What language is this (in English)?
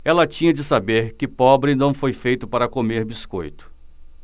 Portuguese